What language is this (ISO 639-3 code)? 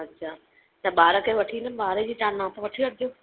snd